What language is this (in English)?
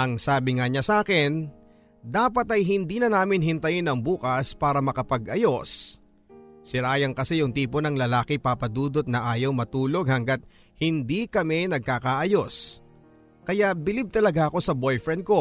Filipino